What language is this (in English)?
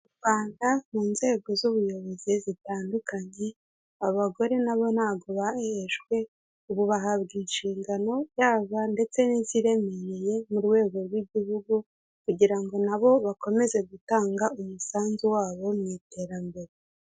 Kinyarwanda